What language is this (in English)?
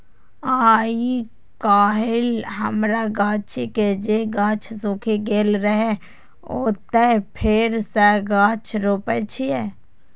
Maithili